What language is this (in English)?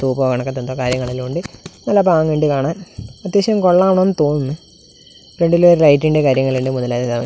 Malayalam